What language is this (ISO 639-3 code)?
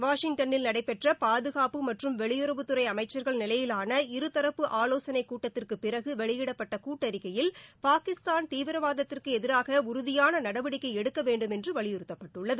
tam